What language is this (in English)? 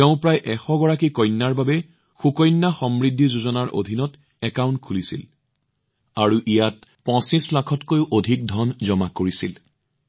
Assamese